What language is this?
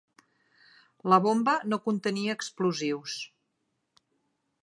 Catalan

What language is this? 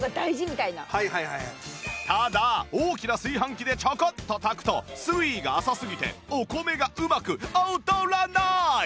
Japanese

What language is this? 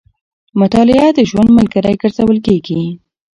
Pashto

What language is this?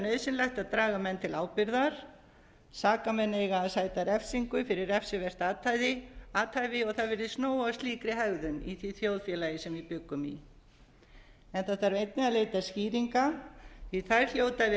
Icelandic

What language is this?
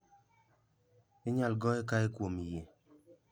Luo (Kenya and Tanzania)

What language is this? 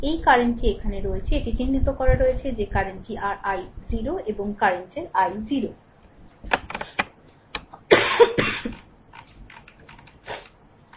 Bangla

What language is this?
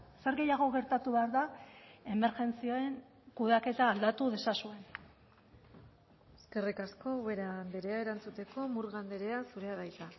Basque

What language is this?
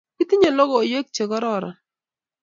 Kalenjin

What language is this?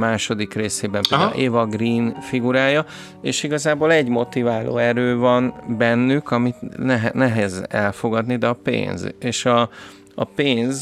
Hungarian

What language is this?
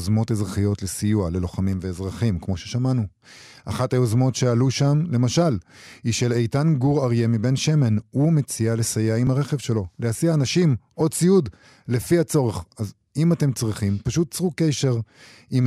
Hebrew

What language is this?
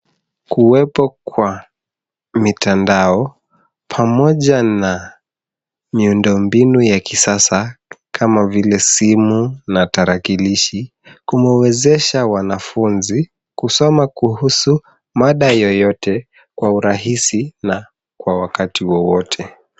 Swahili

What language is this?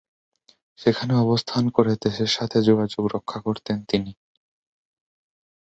Bangla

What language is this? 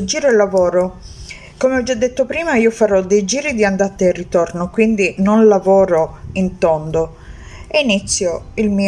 Italian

